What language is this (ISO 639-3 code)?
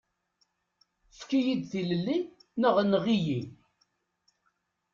kab